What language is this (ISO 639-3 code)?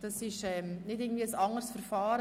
gsw